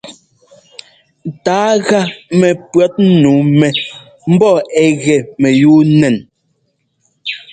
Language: Ngomba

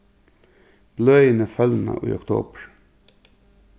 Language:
Faroese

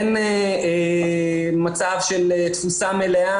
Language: Hebrew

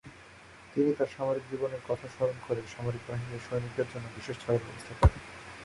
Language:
Bangla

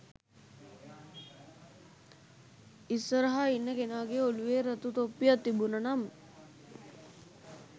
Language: Sinhala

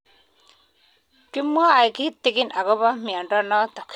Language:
Kalenjin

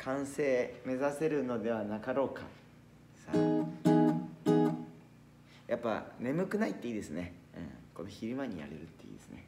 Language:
Japanese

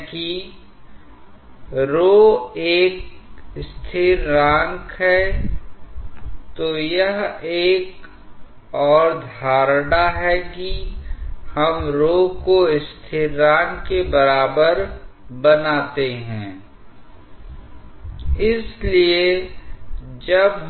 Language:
Hindi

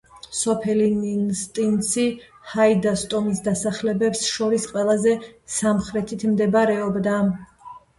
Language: Georgian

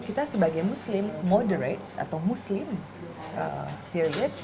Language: Indonesian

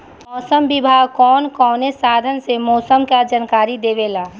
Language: Bhojpuri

